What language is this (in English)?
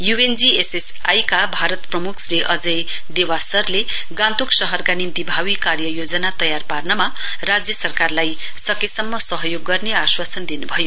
Nepali